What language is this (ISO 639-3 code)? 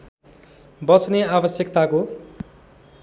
nep